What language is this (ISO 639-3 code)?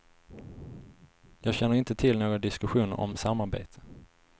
swe